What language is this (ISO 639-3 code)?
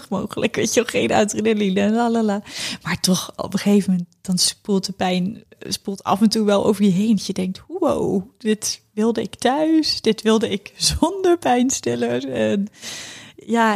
nld